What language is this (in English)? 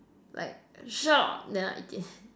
English